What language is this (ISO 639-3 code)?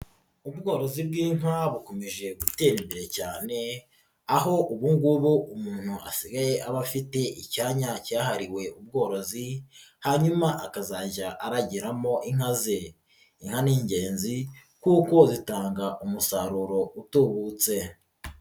kin